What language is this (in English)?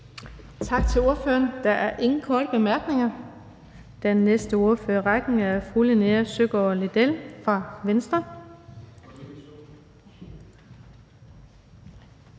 Danish